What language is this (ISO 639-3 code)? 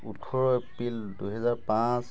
asm